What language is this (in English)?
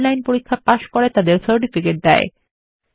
Bangla